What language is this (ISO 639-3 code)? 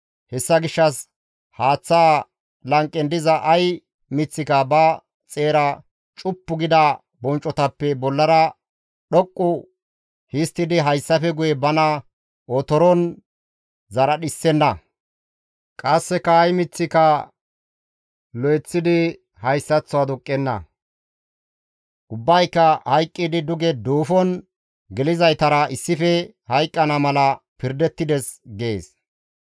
gmv